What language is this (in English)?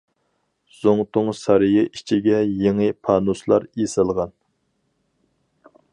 Uyghur